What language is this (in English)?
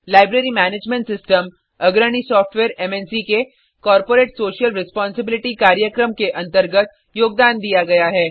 Hindi